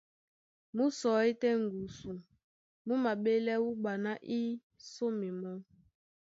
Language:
Duala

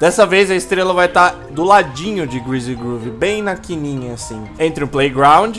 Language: Portuguese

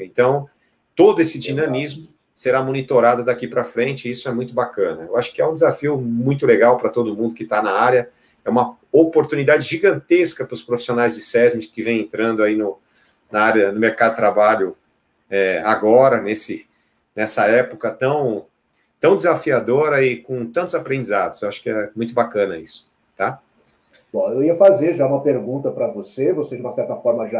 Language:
Portuguese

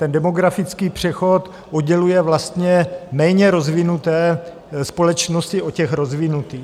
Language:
Czech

